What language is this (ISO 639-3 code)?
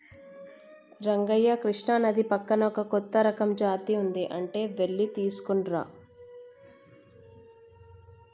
tel